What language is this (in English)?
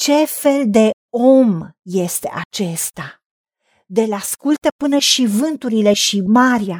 Romanian